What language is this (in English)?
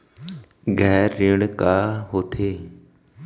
Chhattisgarhi